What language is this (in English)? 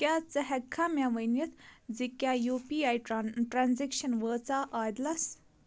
Kashmiri